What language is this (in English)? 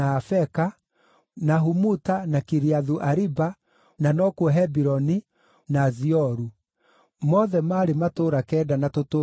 Kikuyu